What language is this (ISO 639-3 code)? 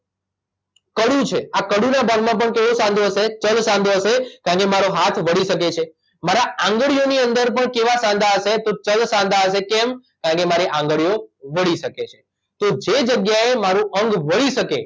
guj